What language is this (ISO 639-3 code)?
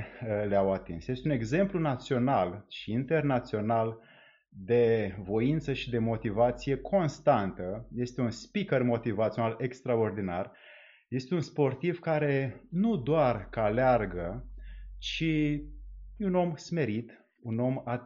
ron